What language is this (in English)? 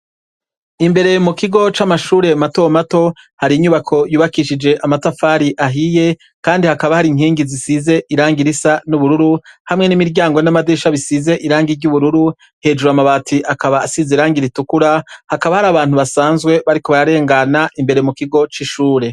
Rundi